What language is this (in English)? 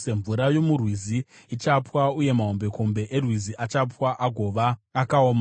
Shona